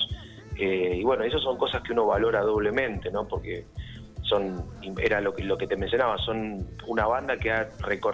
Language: Spanish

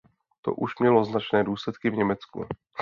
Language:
Czech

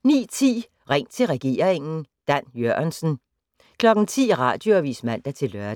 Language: Danish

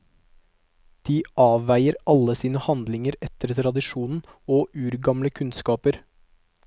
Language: Norwegian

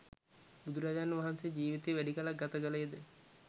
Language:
Sinhala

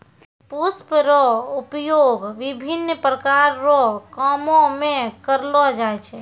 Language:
Maithili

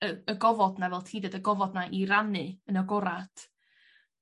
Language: Welsh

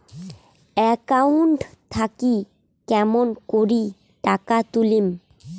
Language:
Bangla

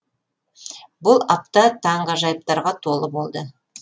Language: Kazakh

